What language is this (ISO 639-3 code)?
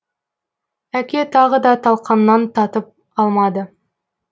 kaz